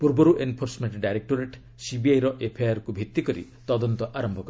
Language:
Odia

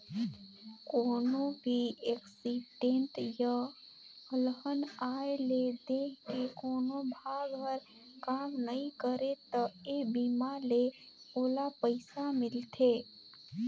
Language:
Chhattisgarhi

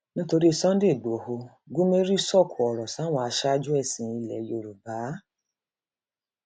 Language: Yoruba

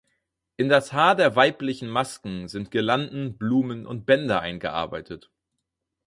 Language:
German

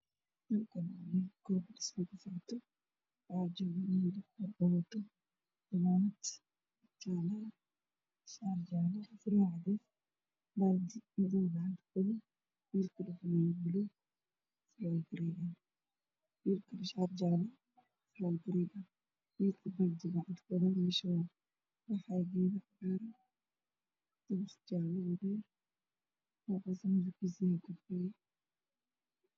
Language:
Somali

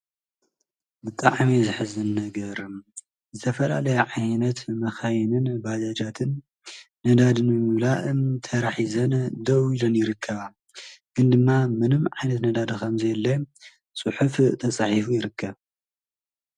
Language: Tigrinya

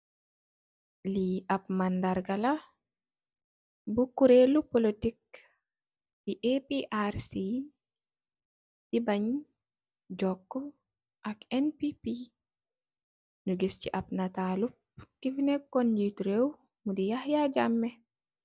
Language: Wolof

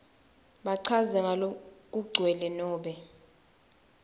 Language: Swati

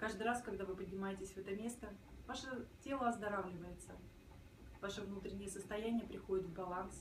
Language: Russian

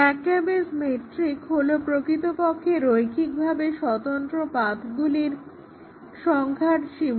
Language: Bangla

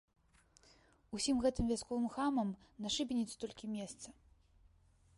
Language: Belarusian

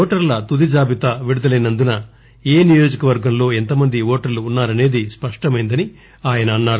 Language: Telugu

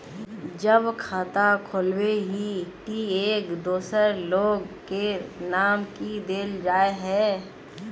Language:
Magahi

